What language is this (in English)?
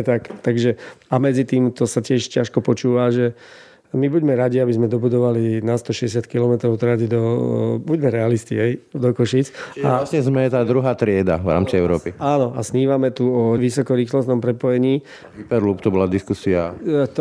Slovak